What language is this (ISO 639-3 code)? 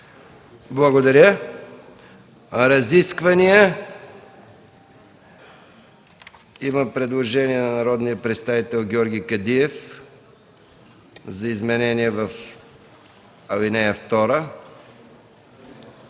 bul